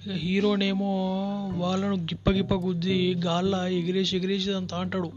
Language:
Telugu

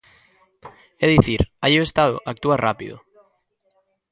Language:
Galician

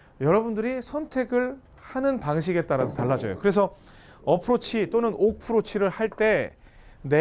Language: Korean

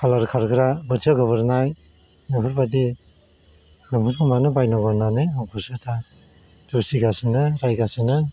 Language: Bodo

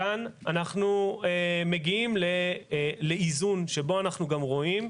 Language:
Hebrew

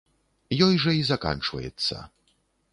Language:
Belarusian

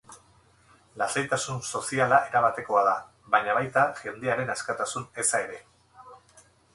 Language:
Basque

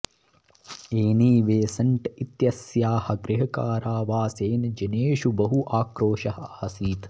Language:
Sanskrit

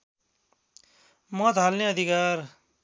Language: Nepali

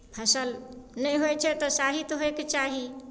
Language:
Maithili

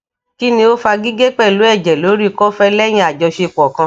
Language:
Yoruba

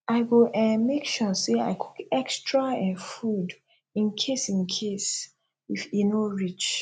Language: Nigerian Pidgin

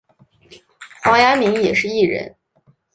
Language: Chinese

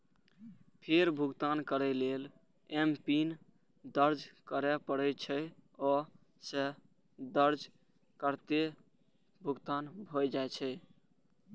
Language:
Maithili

